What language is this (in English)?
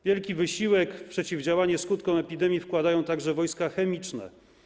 Polish